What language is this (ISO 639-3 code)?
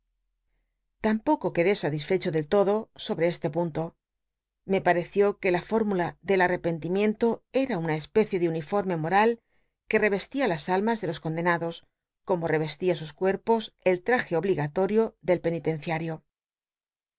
spa